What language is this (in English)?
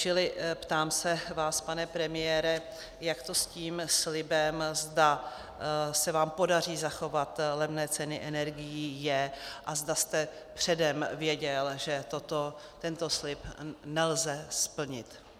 Czech